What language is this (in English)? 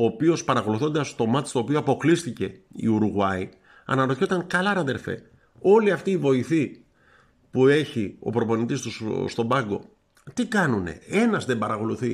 Greek